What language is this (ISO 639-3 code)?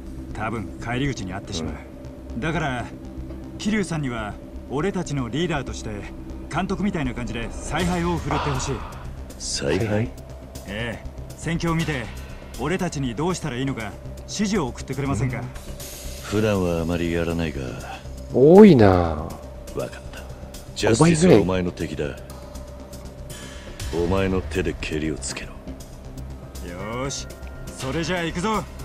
jpn